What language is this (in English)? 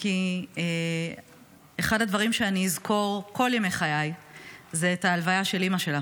Hebrew